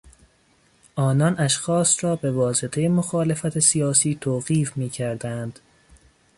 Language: Persian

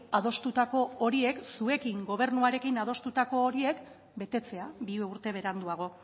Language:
Basque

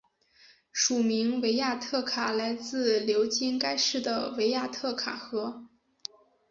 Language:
Chinese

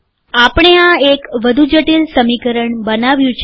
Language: Gujarati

